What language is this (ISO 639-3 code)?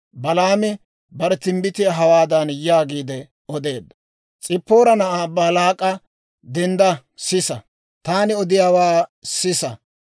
dwr